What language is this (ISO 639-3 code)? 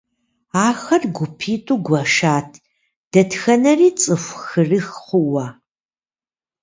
kbd